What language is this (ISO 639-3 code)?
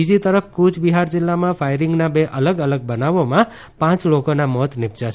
guj